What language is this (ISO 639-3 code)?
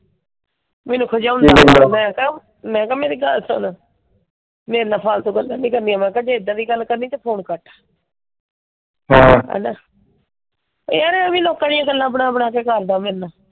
pan